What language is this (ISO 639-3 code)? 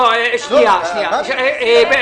heb